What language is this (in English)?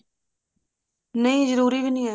Punjabi